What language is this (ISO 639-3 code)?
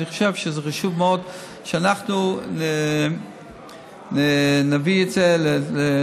heb